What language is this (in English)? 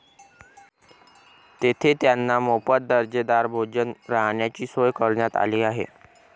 Marathi